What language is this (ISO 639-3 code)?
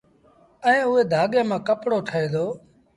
sbn